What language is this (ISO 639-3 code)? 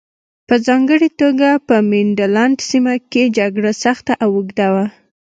pus